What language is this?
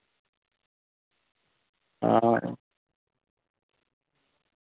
Dogri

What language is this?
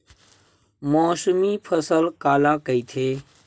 Chhattisgarhi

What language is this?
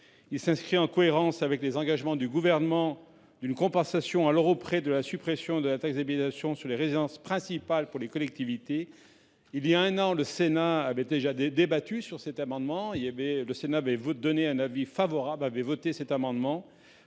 French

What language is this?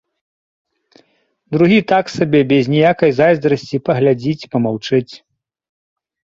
Belarusian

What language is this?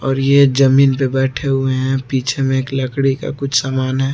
Hindi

